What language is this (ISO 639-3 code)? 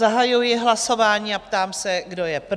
ces